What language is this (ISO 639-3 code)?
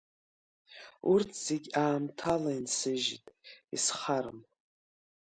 abk